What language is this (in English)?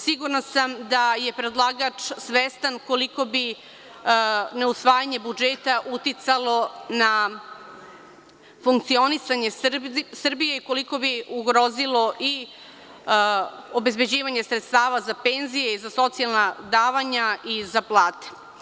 Serbian